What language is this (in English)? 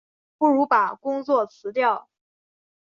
Chinese